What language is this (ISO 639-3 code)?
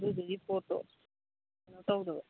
mni